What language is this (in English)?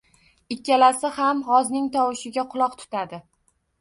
Uzbek